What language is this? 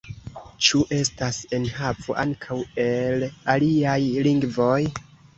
Esperanto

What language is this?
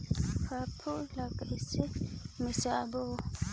Chhattisgarhi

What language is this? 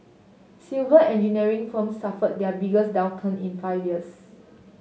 English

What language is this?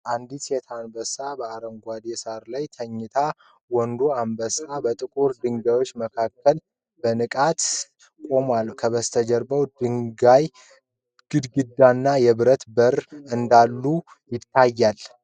Amharic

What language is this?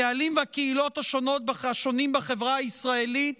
Hebrew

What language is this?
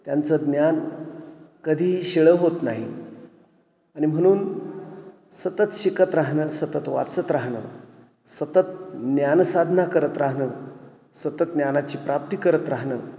Marathi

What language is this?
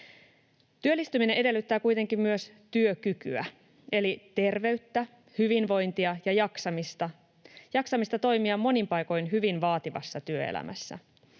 Finnish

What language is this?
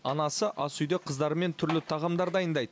Kazakh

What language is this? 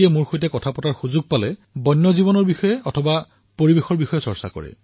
Assamese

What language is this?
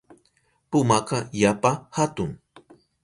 Southern Pastaza Quechua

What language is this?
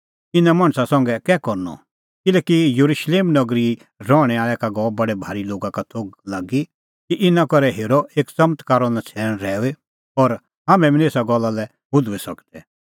Kullu Pahari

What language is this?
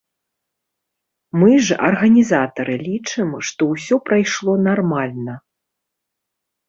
Belarusian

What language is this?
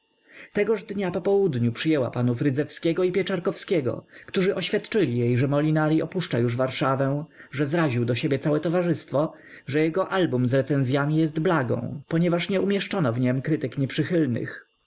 Polish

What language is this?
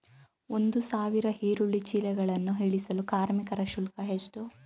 Kannada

